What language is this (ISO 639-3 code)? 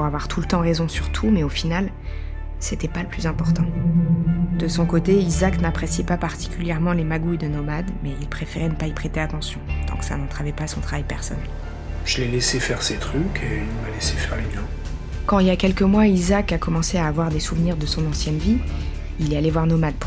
fra